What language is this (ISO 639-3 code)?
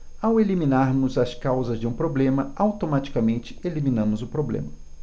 por